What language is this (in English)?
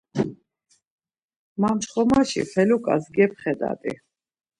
Laz